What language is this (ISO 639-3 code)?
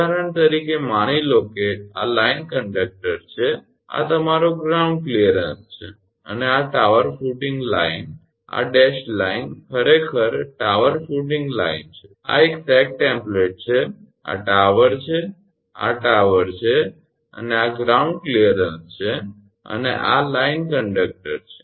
guj